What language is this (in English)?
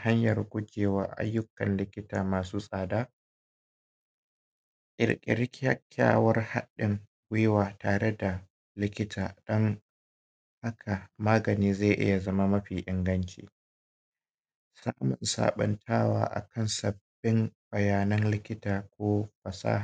Hausa